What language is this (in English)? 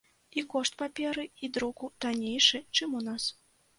Belarusian